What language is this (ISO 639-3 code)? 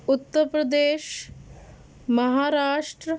urd